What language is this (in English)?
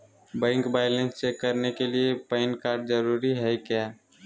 Magahi